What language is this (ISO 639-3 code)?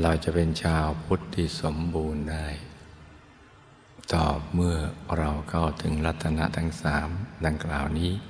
tha